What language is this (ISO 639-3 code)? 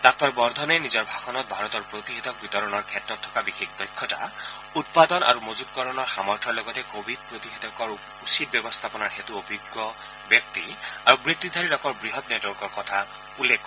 asm